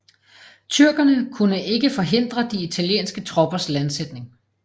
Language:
Danish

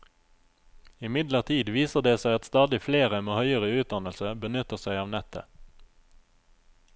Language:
Norwegian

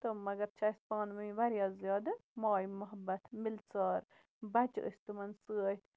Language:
Kashmiri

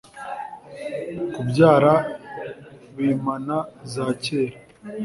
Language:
Kinyarwanda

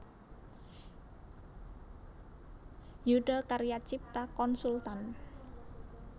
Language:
Javanese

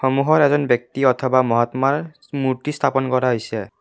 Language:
Assamese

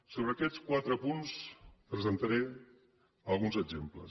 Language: Catalan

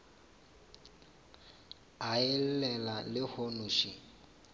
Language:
Northern Sotho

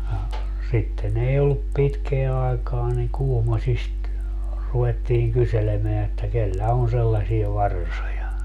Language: Finnish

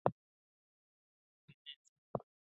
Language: Swahili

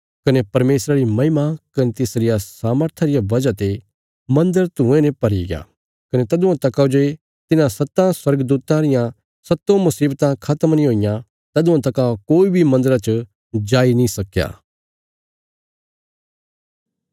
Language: Bilaspuri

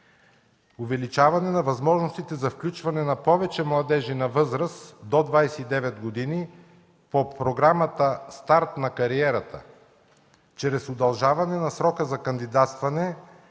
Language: Bulgarian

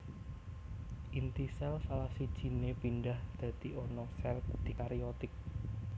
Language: Javanese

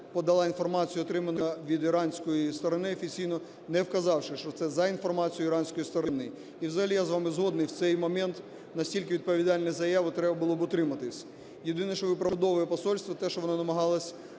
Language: Ukrainian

